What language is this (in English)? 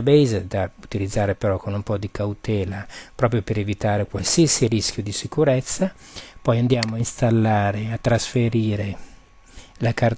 Italian